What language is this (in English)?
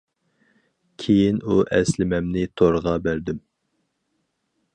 Uyghur